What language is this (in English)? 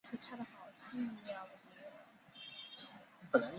Chinese